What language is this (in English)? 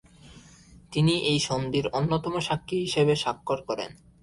Bangla